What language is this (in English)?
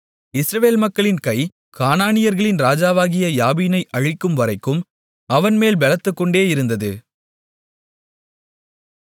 Tamil